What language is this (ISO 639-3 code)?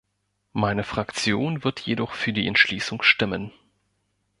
deu